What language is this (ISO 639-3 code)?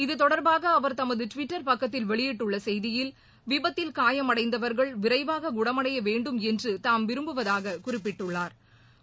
tam